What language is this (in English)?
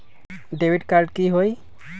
Magahi